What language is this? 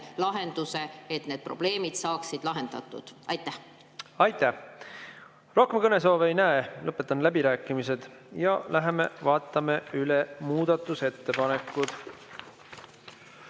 Estonian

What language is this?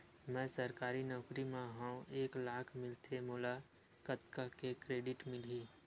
Chhattisgarhi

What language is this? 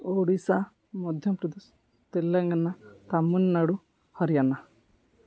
Odia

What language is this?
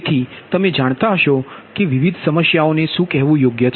Gujarati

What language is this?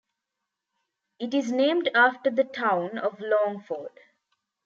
English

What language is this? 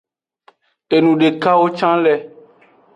Aja (Benin)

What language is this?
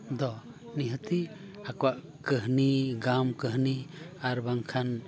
Santali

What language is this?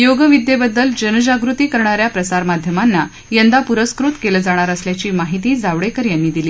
Marathi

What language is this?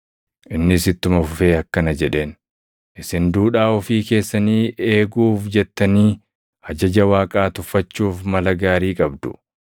Oromo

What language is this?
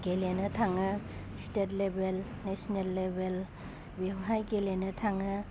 Bodo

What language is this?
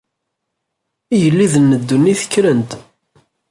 Kabyle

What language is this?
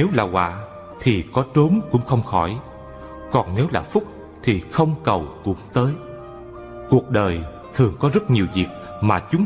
Vietnamese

